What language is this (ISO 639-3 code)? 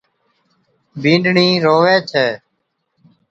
odk